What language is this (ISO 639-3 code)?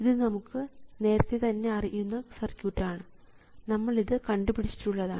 mal